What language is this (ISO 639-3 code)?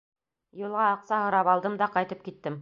bak